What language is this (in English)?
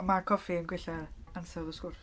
Welsh